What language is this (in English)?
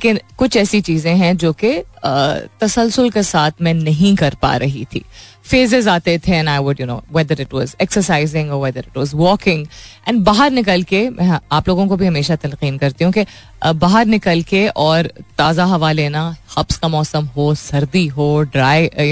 Hindi